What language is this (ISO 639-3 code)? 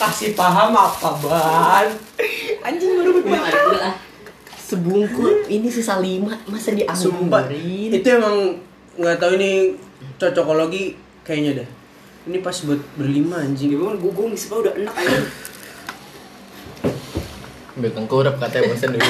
ind